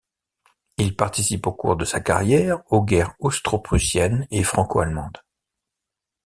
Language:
French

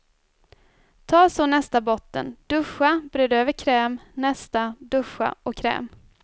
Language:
Swedish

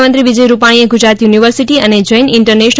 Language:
Gujarati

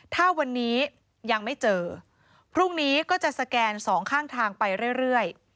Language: Thai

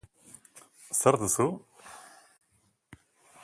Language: Basque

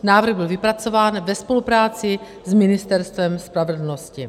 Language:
Czech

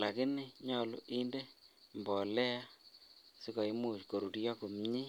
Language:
Kalenjin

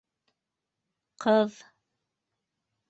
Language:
Bashkir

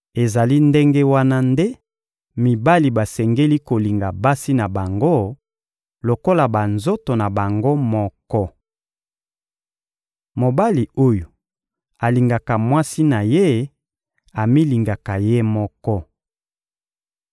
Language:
Lingala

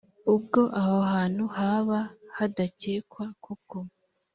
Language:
Kinyarwanda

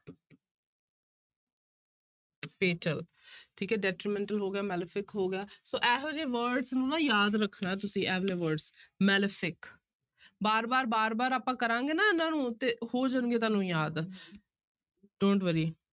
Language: Punjabi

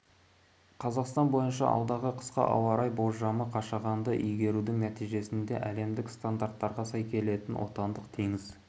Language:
Kazakh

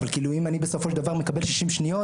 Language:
Hebrew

